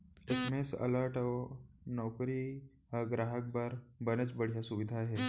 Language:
Chhattisgarhi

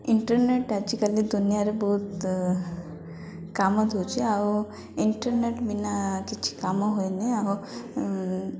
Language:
Odia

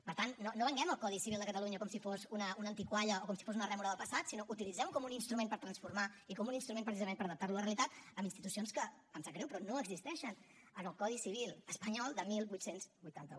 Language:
Catalan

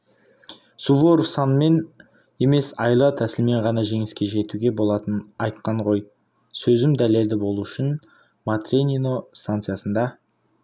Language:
Kazakh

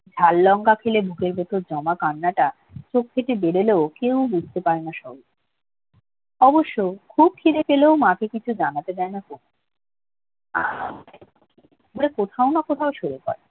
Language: Bangla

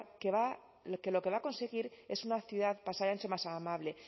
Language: Spanish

